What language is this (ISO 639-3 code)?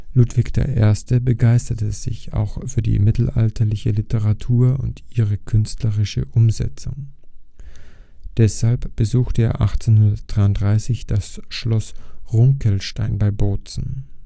deu